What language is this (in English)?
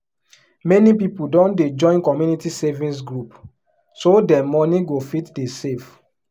Nigerian Pidgin